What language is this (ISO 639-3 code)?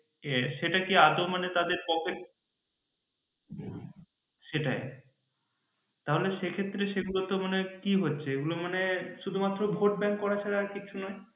ben